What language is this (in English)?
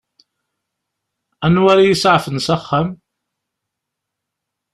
Kabyle